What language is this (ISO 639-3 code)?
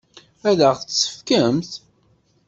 kab